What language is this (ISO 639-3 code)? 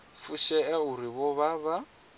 ven